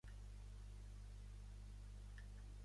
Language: Catalan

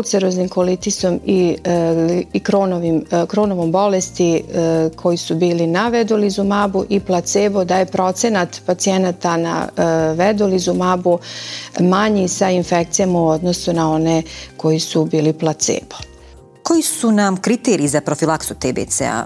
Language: Croatian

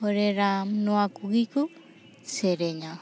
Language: Santali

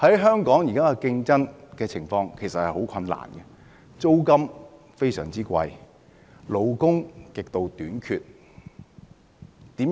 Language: Cantonese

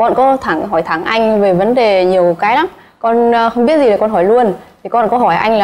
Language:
Vietnamese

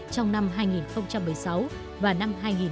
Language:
Vietnamese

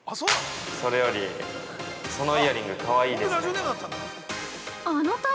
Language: Japanese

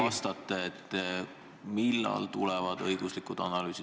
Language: Estonian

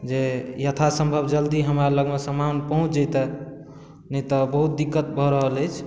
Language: Maithili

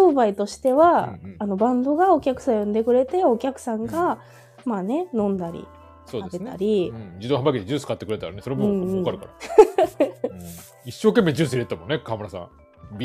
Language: Japanese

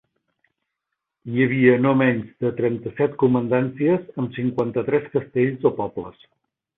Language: Catalan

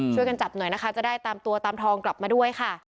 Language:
Thai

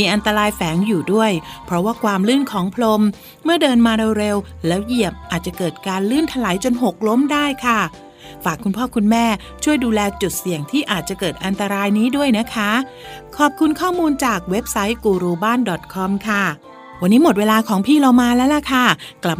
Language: Thai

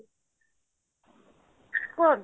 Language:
Odia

